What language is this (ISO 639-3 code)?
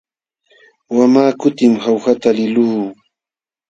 qxw